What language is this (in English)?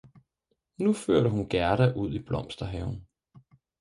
Danish